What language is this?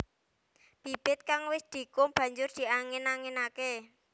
Javanese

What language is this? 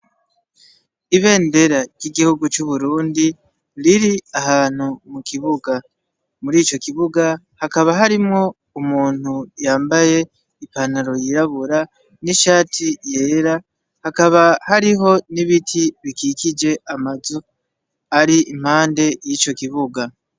Rundi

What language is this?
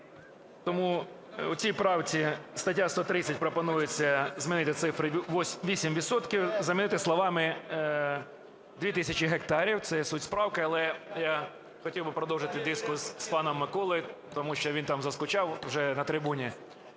Ukrainian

